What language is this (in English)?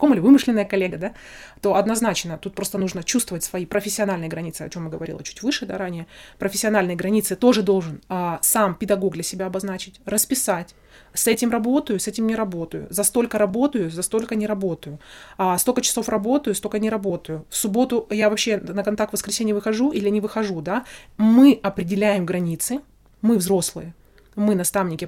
Russian